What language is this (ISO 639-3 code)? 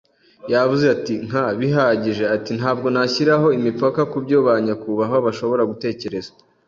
kin